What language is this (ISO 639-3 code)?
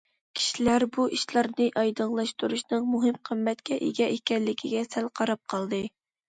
uig